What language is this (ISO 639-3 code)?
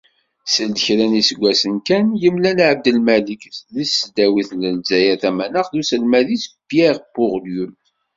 kab